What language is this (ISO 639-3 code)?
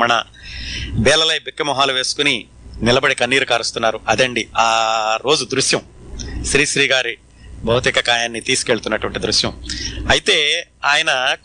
tel